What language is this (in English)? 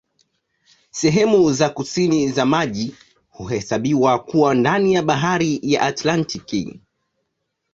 Swahili